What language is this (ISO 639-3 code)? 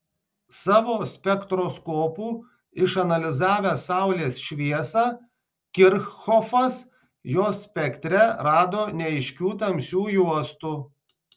lit